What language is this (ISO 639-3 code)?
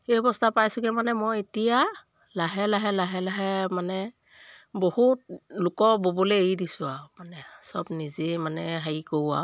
asm